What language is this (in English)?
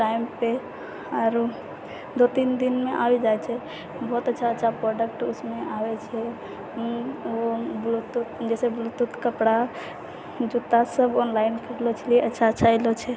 Maithili